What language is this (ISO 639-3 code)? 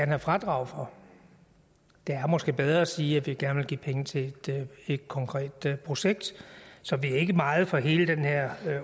dan